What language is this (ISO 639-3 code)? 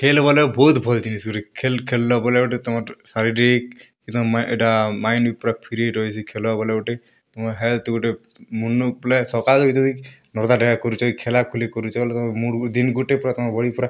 ori